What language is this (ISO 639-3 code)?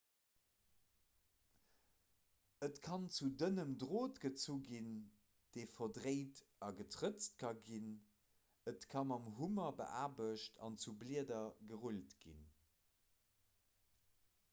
ltz